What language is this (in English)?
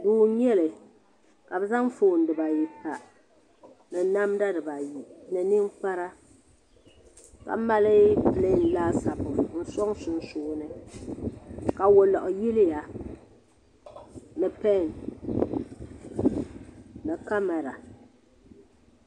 Dagbani